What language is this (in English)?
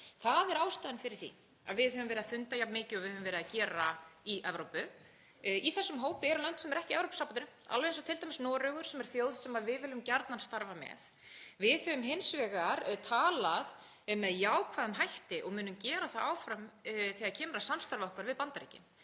Icelandic